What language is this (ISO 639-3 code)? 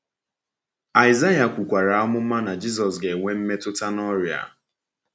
ibo